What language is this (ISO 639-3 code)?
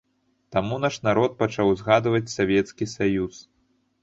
bel